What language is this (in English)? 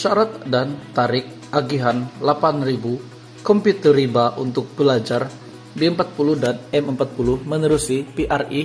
Indonesian